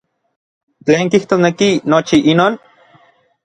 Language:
Orizaba Nahuatl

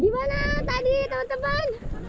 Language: Indonesian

